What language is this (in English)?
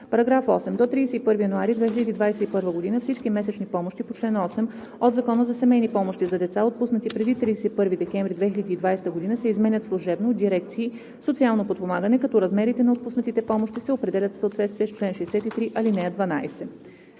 Bulgarian